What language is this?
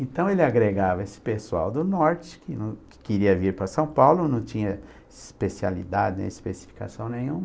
Portuguese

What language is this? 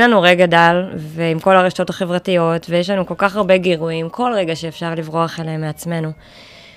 Hebrew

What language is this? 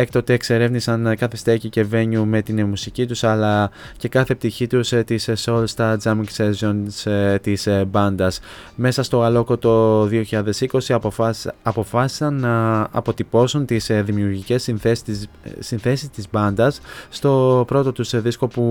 Greek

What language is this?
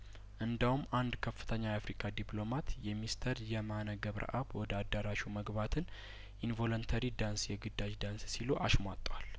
Amharic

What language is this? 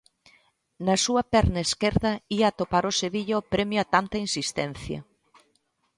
Galician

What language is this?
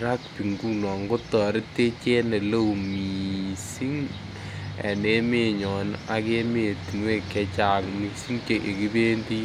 Kalenjin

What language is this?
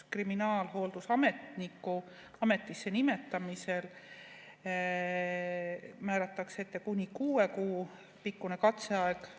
Estonian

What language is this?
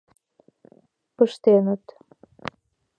Mari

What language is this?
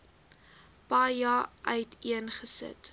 Afrikaans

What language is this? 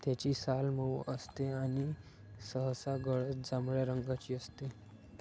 Marathi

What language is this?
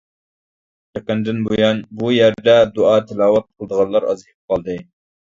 Uyghur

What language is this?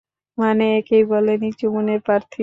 Bangla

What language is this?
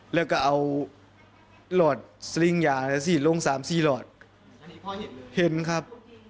Thai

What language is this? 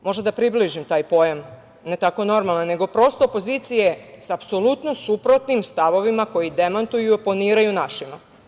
Serbian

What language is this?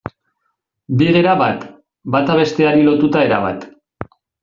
Basque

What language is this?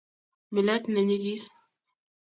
Kalenjin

